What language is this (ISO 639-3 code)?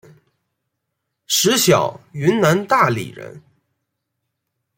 zho